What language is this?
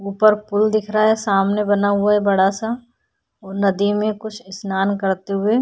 Hindi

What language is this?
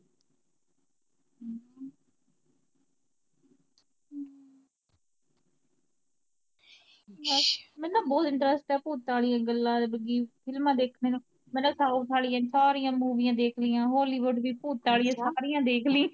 Punjabi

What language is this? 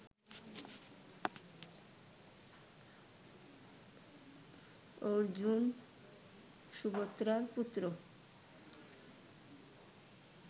Bangla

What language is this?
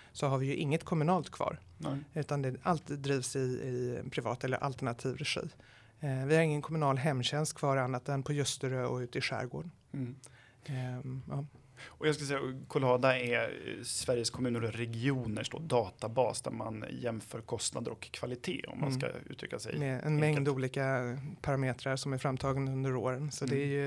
Swedish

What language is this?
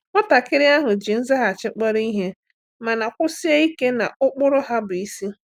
Igbo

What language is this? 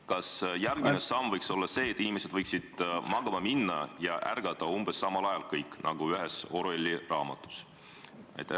Estonian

